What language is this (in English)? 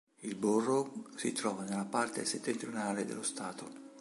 Italian